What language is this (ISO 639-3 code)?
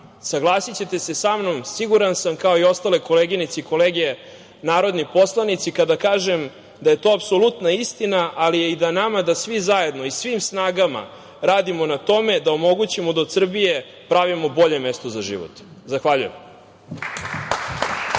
srp